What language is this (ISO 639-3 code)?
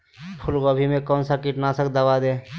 mag